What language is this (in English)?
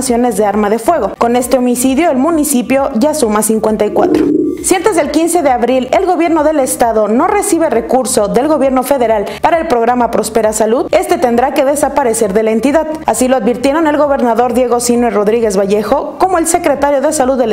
Spanish